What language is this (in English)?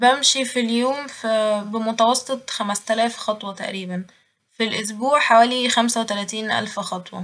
Egyptian Arabic